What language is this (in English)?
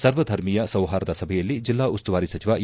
Kannada